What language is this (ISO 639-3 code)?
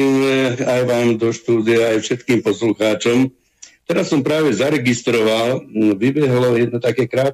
slk